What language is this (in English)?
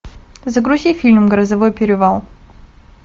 Russian